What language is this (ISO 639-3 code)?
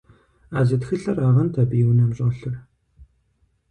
kbd